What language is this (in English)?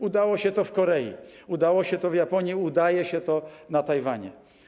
Polish